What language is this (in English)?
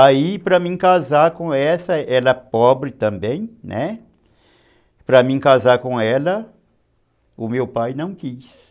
Portuguese